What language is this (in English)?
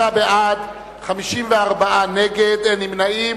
Hebrew